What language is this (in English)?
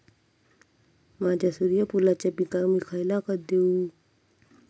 Marathi